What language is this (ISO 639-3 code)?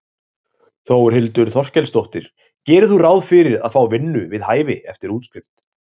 isl